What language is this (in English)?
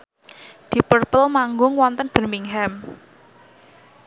Javanese